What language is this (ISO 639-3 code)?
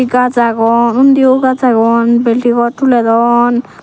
ccp